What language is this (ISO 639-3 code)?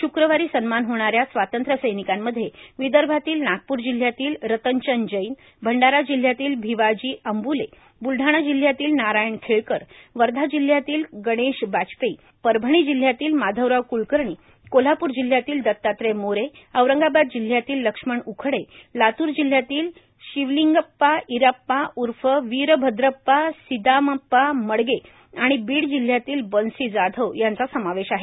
mar